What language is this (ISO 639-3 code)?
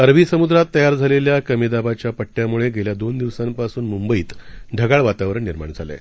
mar